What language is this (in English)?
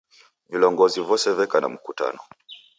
Taita